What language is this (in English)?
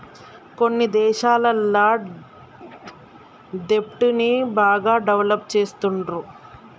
Telugu